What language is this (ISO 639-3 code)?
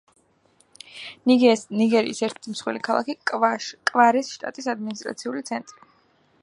kat